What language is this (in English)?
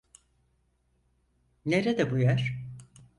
Turkish